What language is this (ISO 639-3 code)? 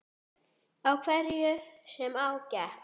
isl